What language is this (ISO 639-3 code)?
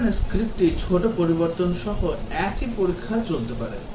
ben